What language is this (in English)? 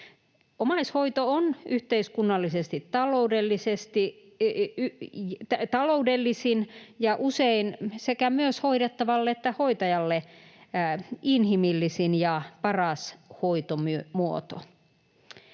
Finnish